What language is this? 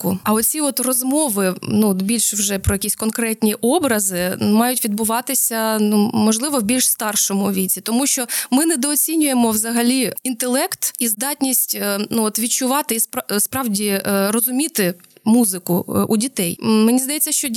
Ukrainian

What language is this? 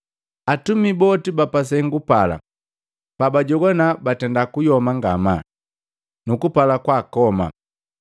Matengo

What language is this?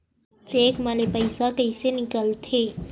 Chhattisgarhi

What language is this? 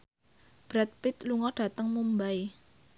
Javanese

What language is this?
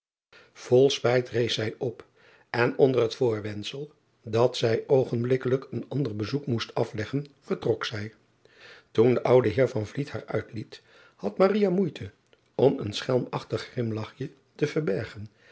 Dutch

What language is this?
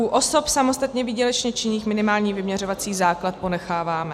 Czech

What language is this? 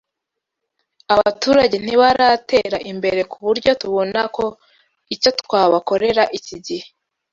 Kinyarwanda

